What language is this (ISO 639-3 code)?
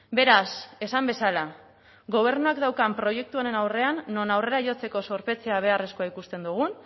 eus